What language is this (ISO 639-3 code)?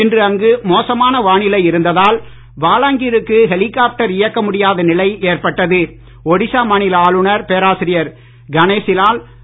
tam